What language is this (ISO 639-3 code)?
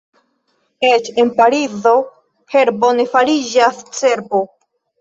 epo